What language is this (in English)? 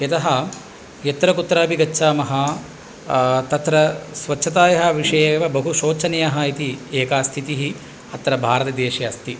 Sanskrit